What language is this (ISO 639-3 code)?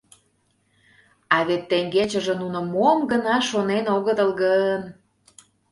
chm